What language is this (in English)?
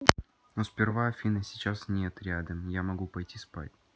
Russian